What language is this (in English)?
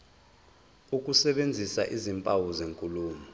Zulu